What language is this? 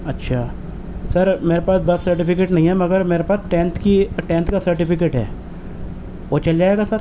Urdu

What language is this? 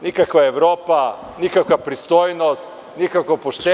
Serbian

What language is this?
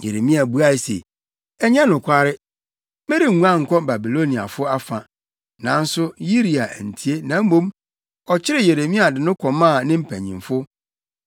Akan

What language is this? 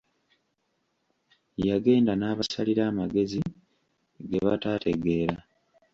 Ganda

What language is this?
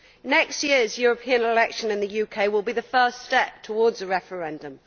English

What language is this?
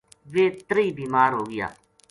Gujari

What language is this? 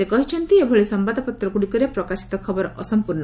Odia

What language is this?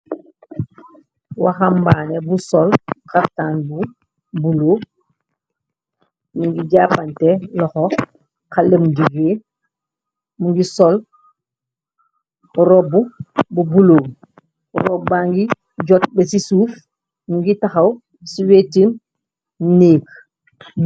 Wolof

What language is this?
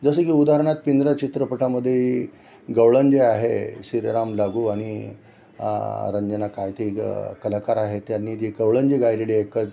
Marathi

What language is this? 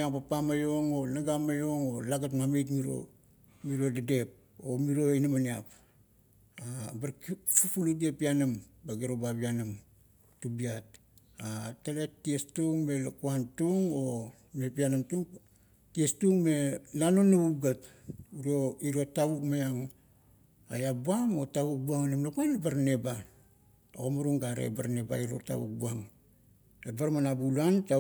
Kuot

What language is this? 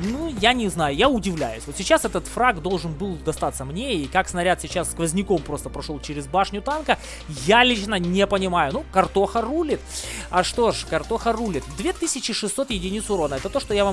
Russian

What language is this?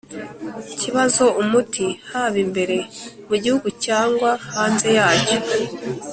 Kinyarwanda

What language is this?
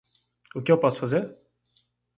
Portuguese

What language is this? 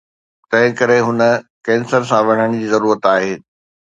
Sindhi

